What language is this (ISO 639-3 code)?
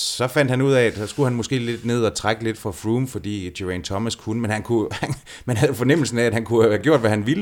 dan